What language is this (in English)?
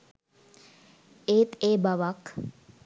Sinhala